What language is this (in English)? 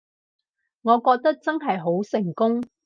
Cantonese